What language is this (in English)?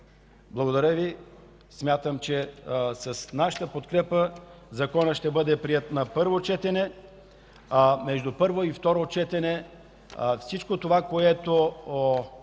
Bulgarian